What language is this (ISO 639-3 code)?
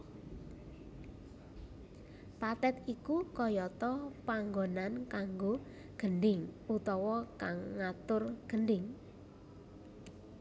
jav